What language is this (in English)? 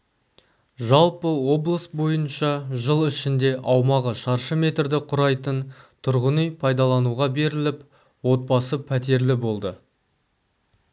Kazakh